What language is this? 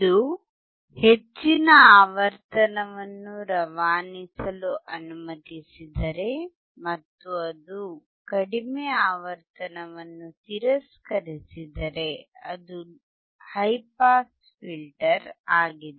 Kannada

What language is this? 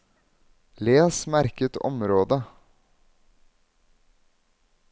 Norwegian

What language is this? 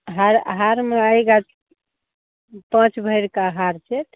Hindi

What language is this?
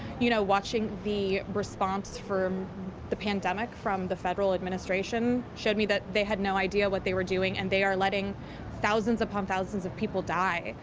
English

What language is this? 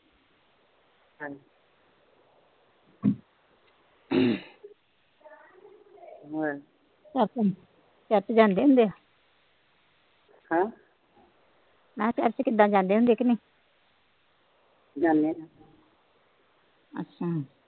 Punjabi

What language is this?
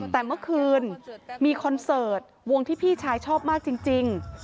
Thai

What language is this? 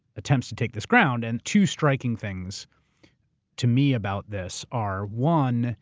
English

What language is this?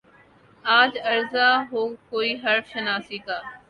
Urdu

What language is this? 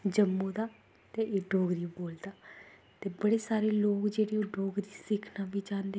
Dogri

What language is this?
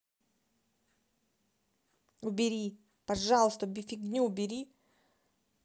Russian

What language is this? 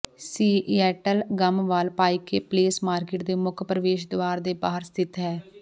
Punjabi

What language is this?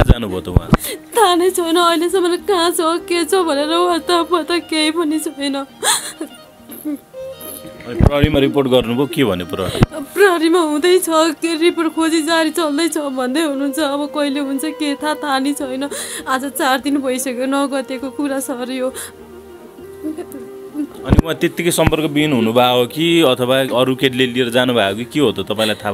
Romanian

